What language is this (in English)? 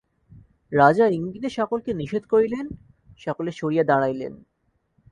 Bangla